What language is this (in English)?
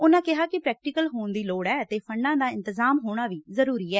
Punjabi